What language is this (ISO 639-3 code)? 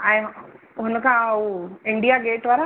snd